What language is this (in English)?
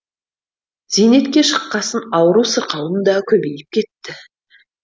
Kazakh